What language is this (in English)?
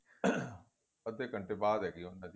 Punjabi